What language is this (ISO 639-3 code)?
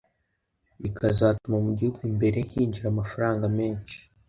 kin